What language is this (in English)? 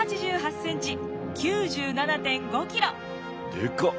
Japanese